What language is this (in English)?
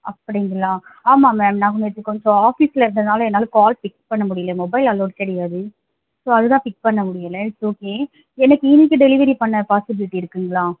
Tamil